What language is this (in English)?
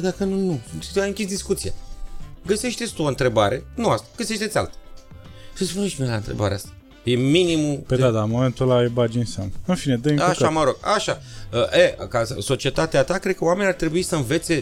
Romanian